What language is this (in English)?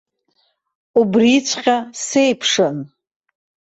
Abkhazian